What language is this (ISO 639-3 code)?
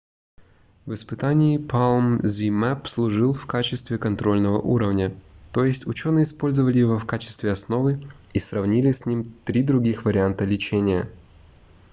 rus